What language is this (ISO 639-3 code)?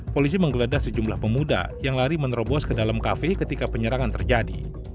ind